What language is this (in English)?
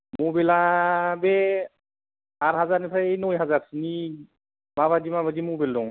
Bodo